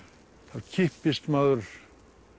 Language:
Icelandic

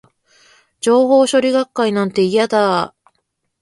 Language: Japanese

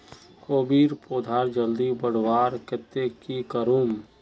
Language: Magahi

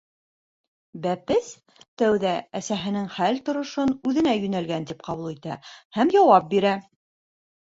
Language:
Bashkir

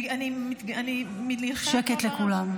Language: Hebrew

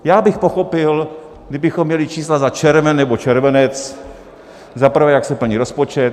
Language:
Czech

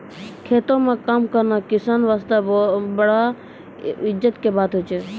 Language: Maithili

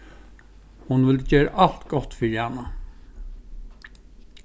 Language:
Faroese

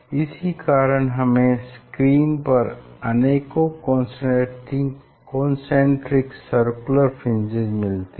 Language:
Hindi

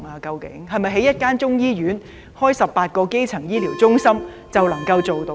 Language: Cantonese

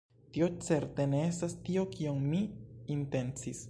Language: Esperanto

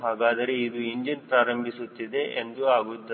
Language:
Kannada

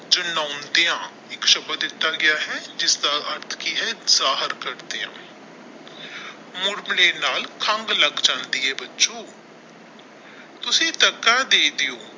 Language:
Punjabi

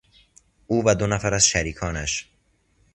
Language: Persian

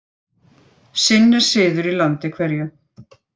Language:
Icelandic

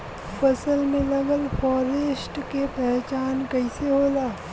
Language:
Bhojpuri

